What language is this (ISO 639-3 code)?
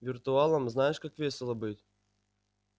rus